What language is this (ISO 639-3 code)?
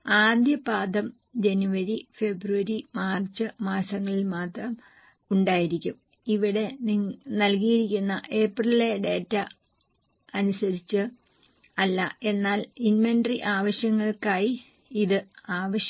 mal